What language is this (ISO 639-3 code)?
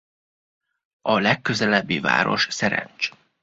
hun